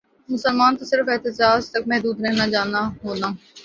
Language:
Urdu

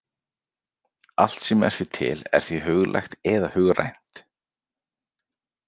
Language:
Icelandic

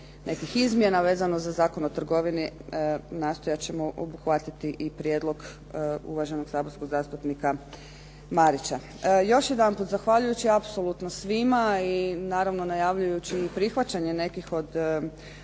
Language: Croatian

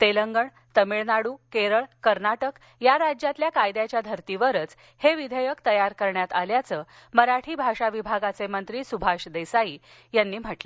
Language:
Marathi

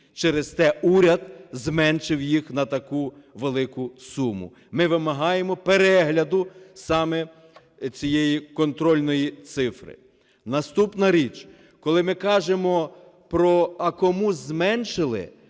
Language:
Ukrainian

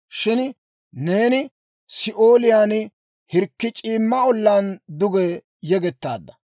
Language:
Dawro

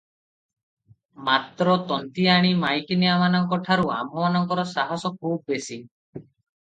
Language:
Odia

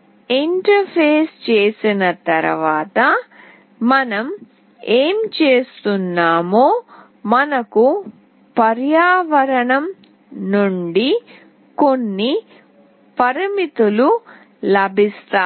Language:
Telugu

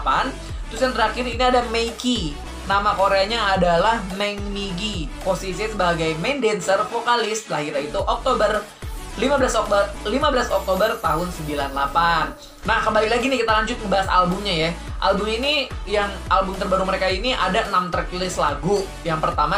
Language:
Indonesian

